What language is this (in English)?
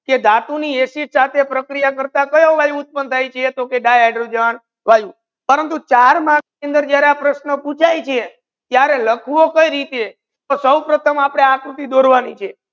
Gujarati